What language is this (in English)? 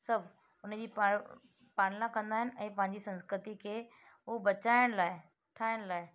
Sindhi